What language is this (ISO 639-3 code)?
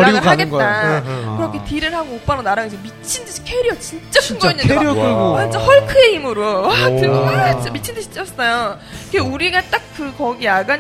kor